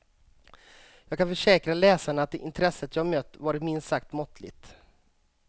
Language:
Swedish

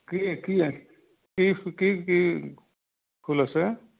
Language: Assamese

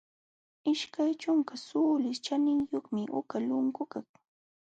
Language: Jauja Wanca Quechua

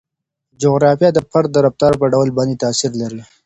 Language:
Pashto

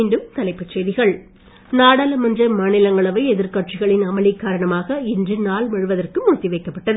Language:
Tamil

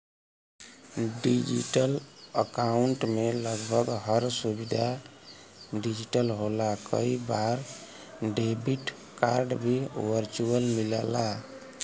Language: Bhojpuri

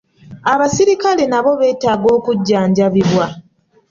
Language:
Ganda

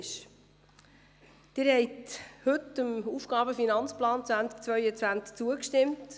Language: Swiss German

